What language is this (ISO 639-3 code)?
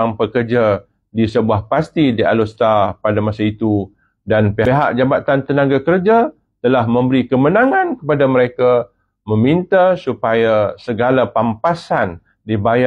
msa